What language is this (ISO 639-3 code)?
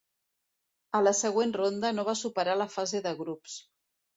cat